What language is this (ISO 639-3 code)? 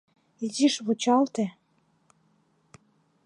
chm